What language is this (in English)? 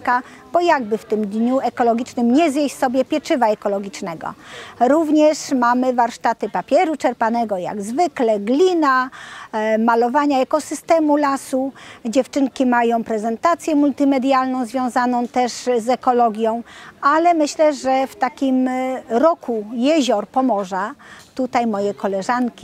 Polish